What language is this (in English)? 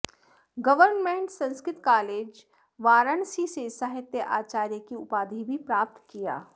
Sanskrit